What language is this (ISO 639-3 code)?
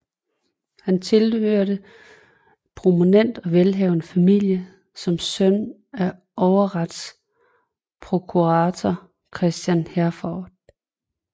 dan